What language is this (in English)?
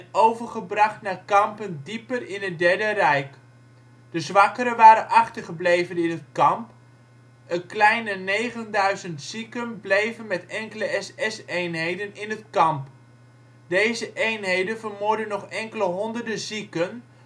Dutch